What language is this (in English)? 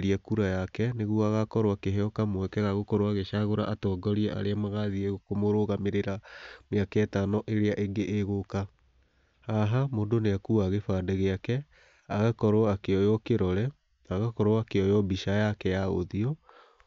Kikuyu